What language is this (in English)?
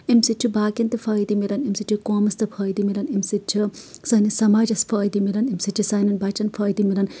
Kashmiri